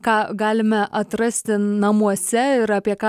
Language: Lithuanian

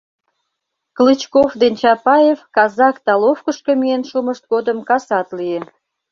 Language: Mari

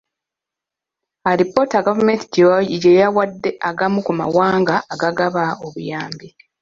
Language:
Ganda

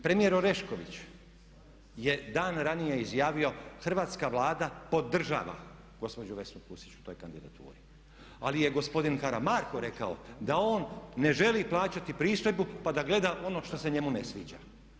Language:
Croatian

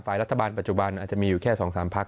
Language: Thai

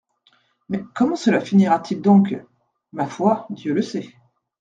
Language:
French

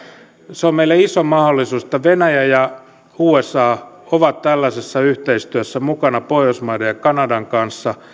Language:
Finnish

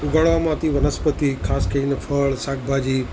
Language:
Gujarati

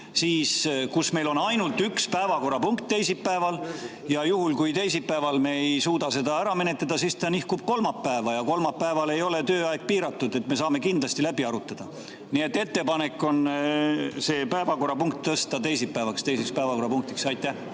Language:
Estonian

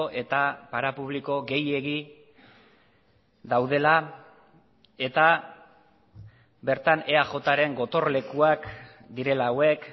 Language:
Basque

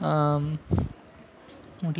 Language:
Tamil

